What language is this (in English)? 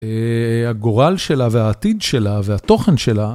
Hebrew